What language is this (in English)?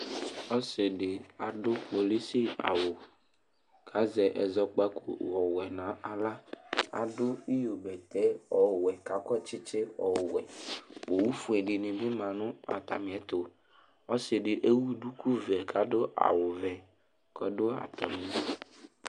Ikposo